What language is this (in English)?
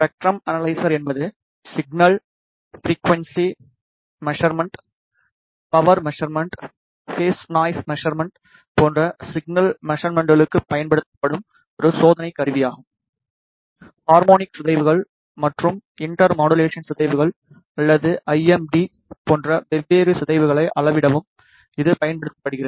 Tamil